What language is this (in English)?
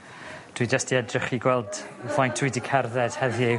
Welsh